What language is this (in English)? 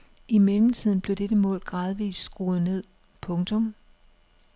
Danish